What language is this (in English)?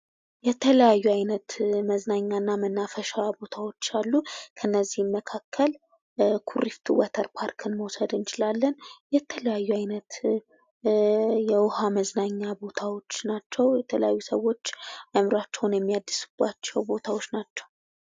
Amharic